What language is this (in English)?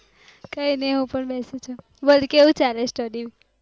Gujarati